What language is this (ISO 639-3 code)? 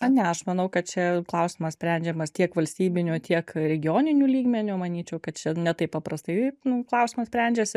lit